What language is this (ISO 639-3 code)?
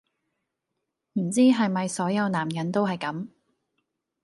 yue